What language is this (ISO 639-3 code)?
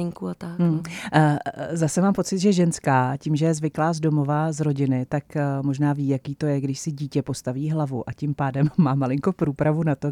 ces